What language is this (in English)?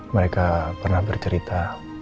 Indonesian